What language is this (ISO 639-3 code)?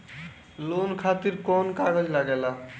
bho